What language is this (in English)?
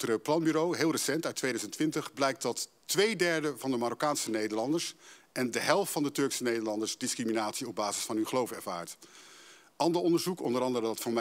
Dutch